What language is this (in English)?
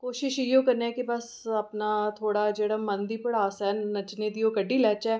Dogri